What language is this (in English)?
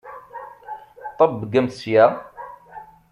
Kabyle